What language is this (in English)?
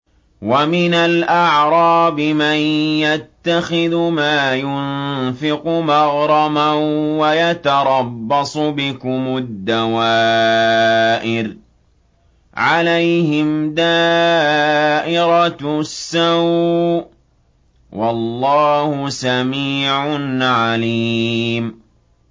Arabic